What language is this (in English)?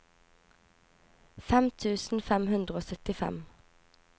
Norwegian